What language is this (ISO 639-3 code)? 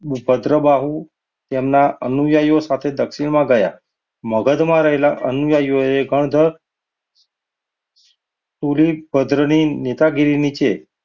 guj